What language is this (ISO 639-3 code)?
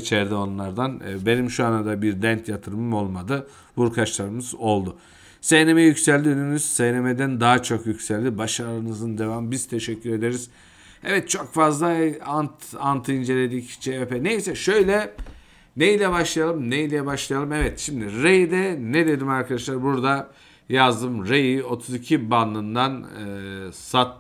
tur